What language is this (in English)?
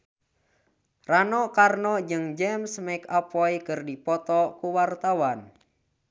Sundanese